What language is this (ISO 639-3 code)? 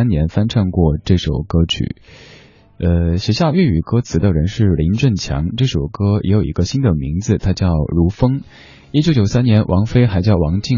zho